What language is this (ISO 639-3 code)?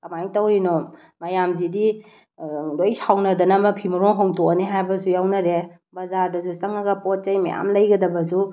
mni